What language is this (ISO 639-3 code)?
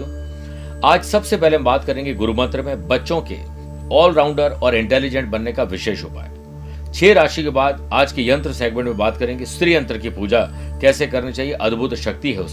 hin